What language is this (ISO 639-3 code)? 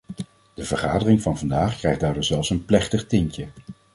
nld